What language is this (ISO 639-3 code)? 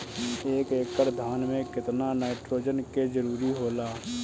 bho